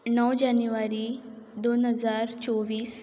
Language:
Konkani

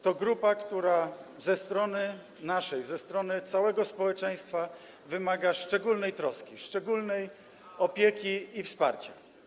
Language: Polish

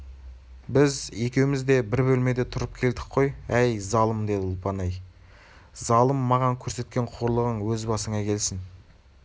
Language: Kazakh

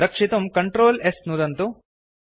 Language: Sanskrit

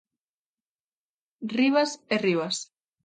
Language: Galician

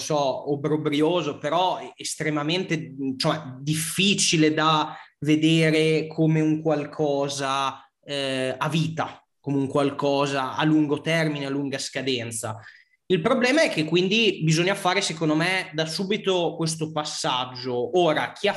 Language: Italian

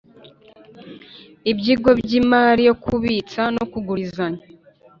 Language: Kinyarwanda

